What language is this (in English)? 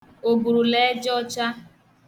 Igbo